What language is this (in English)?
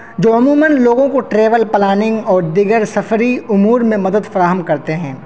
Urdu